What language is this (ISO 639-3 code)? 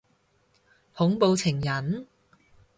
yue